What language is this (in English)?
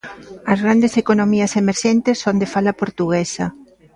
Galician